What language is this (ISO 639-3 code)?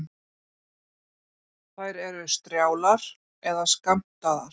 isl